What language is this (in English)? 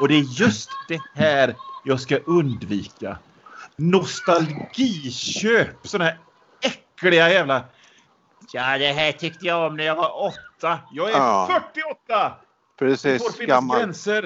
Swedish